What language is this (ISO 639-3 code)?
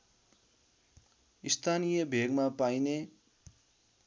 nep